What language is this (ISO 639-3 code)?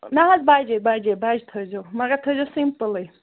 kas